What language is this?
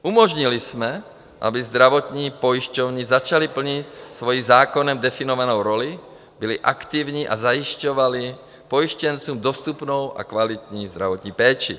Czech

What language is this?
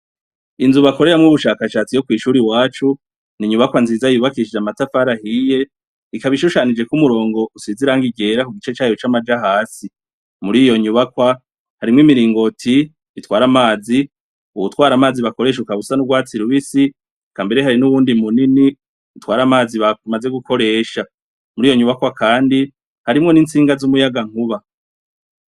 Rundi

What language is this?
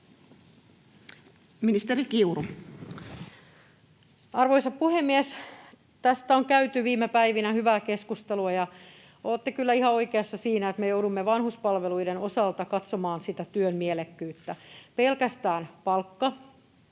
Finnish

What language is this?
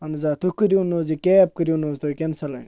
Kashmiri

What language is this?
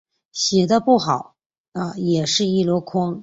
Chinese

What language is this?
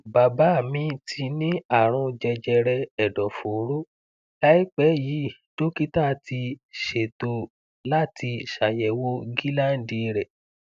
Yoruba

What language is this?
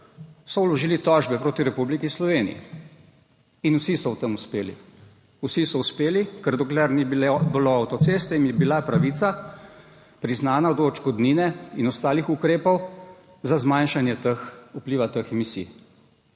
Slovenian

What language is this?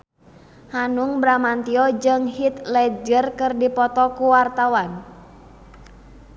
Sundanese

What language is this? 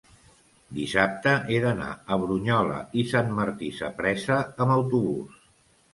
Catalan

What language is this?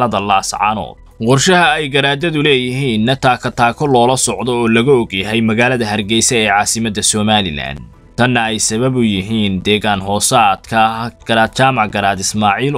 Arabic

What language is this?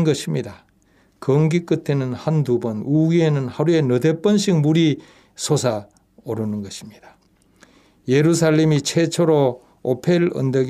Korean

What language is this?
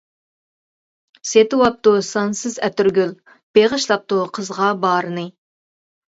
Uyghur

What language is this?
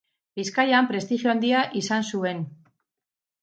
Basque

